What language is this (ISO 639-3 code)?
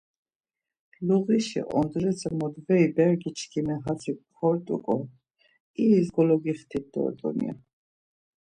lzz